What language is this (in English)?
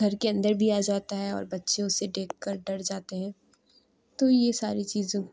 Urdu